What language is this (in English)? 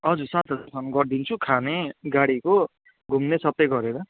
Nepali